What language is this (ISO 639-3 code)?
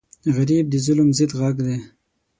pus